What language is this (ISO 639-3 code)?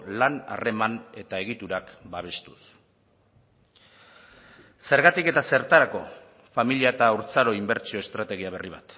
eus